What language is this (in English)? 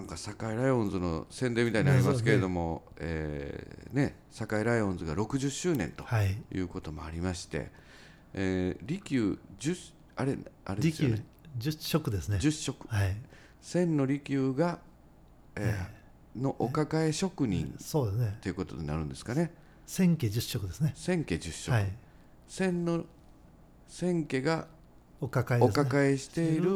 Japanese